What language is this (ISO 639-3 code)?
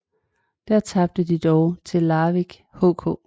dan